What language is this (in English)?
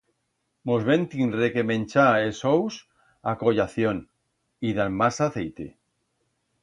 Aragonese